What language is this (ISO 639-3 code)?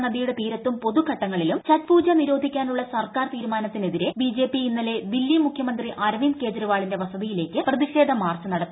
mal